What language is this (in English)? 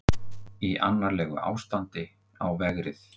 Icelandic